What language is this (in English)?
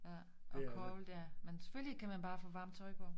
Danish